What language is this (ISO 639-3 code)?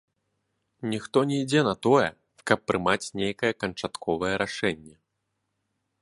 bel